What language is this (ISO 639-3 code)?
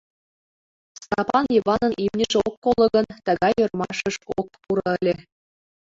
chm